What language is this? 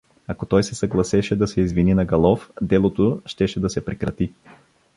Bulgarian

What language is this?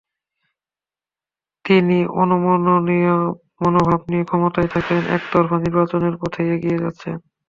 Bangla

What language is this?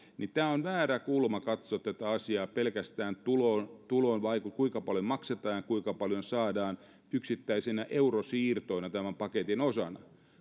Finnish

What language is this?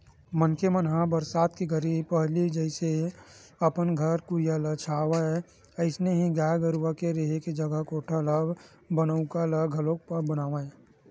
Chhattisgarhi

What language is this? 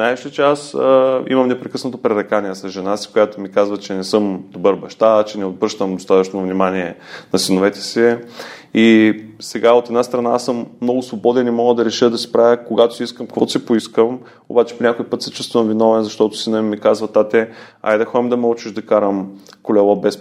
Bulgarian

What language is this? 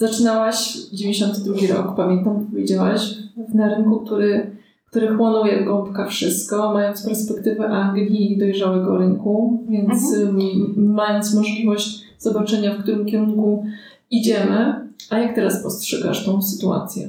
Polish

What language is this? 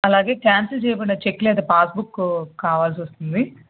Telugu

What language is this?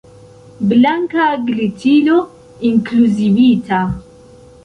Esperanto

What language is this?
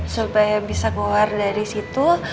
Indonesian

